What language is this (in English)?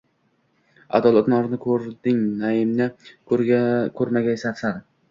Uzbek